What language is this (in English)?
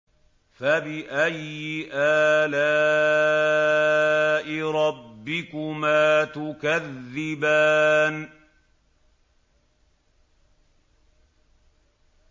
Arabic